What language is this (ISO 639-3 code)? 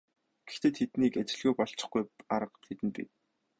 mon